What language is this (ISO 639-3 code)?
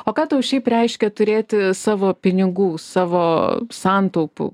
lit